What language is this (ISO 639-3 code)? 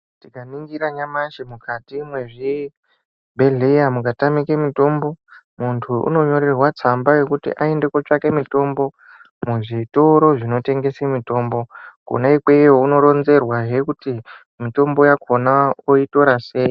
ndc